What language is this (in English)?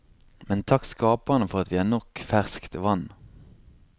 Norwegian